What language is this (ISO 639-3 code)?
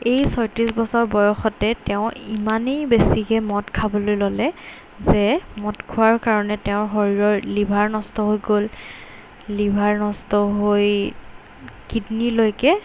asm